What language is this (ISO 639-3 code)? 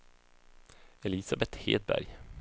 swe